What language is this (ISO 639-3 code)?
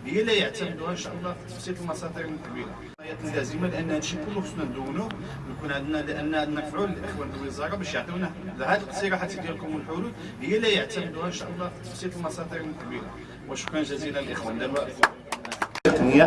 ara